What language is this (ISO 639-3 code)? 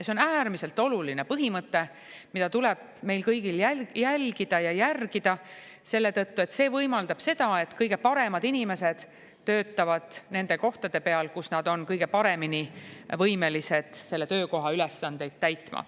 est